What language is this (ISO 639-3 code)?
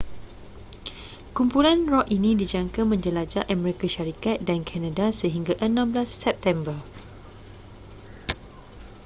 msa